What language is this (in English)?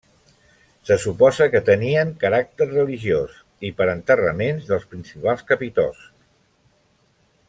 Catalan